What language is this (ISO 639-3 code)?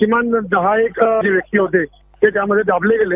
mar